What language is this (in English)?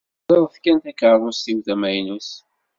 Kabyle